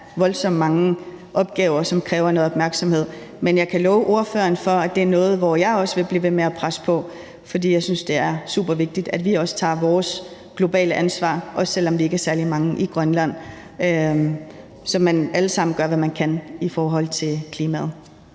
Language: Danish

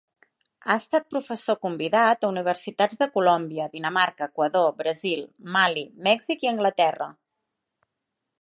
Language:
Catalan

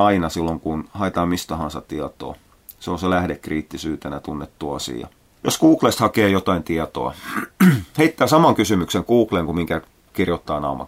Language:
Finnish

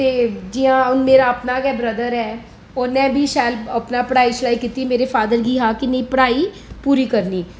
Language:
Dogri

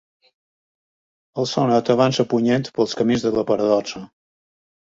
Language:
Catalan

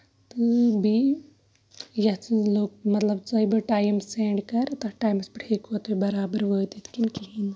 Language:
Kashmiri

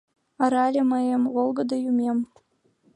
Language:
Mari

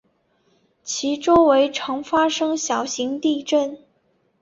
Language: Chinese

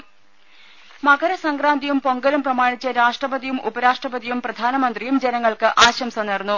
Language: Malayalam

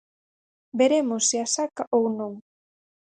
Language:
Galician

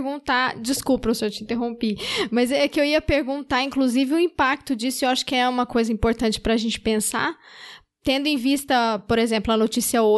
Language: Portuguese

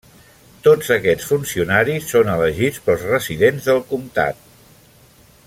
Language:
Catalan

